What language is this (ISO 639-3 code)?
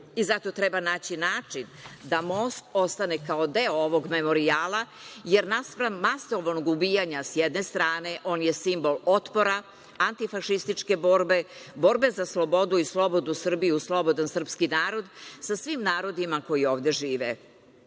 srp